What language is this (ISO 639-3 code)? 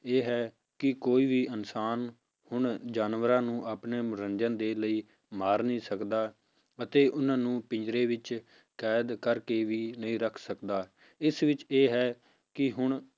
pan